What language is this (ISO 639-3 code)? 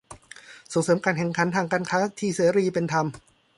tha